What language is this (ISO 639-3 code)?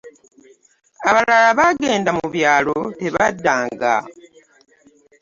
lug